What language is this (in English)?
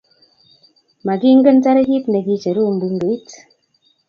Kalenjin